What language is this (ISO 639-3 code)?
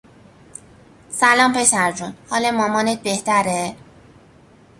fas